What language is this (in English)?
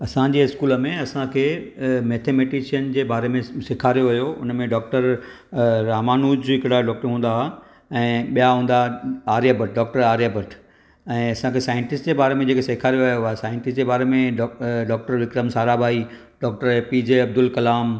Sindhi